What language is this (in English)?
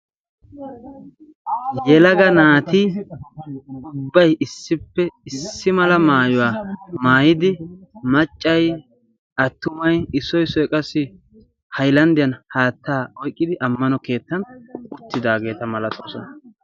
Wolaytta